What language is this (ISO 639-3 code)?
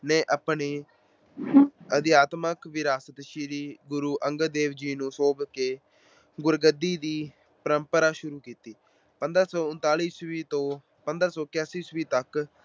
pan